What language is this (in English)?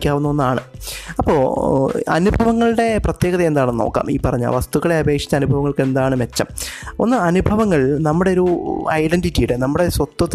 Malayalam